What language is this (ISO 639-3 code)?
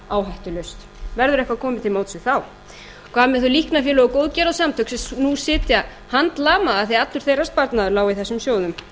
isl